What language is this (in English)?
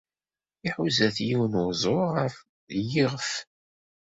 Kabyle